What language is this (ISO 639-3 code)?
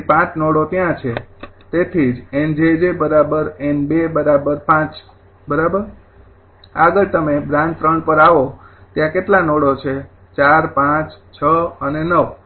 guj